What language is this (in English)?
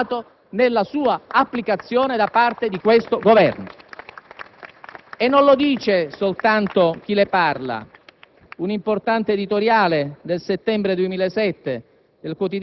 Italian